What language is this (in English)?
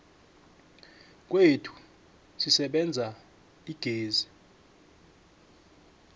South Ndebele